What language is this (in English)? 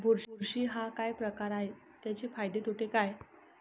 Marathi